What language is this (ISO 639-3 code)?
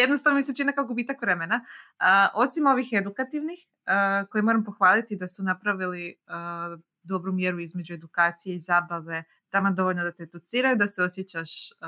hrv